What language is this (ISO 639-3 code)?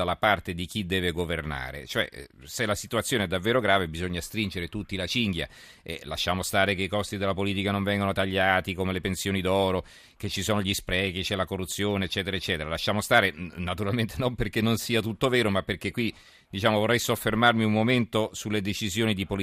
ita